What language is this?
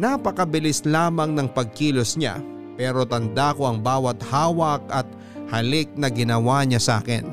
Filipino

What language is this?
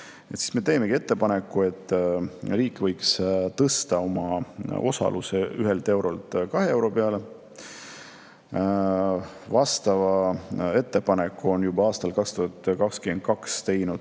Estonian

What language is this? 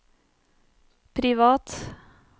Norwegian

